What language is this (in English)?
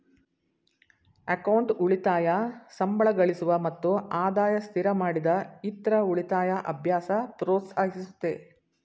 Kannada